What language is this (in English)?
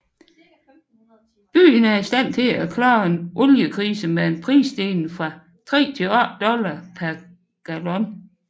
Danish